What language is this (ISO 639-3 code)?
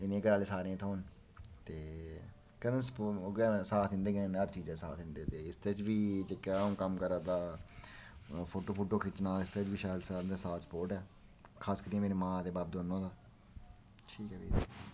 doi